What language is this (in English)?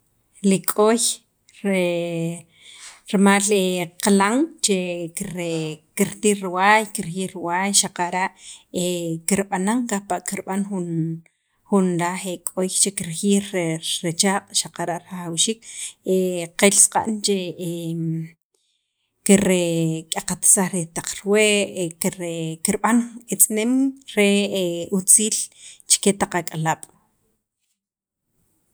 Sacapulteco